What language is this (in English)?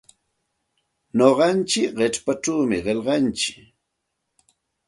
Santa Ana de Tusi Pasco Quechua